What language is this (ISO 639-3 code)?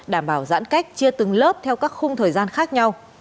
vie